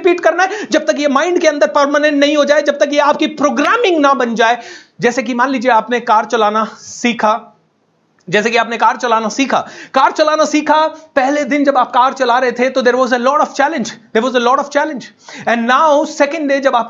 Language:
Hindi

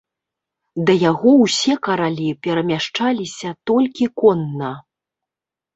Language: Belarusian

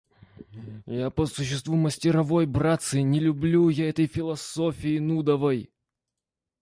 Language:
Russian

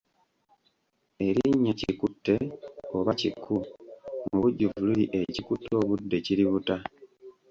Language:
Ganda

